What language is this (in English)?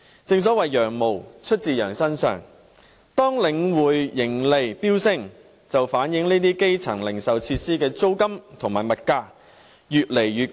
Cantonese